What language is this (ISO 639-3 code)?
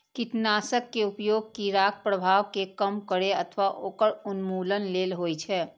mai